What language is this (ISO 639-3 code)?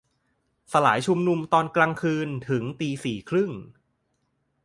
tha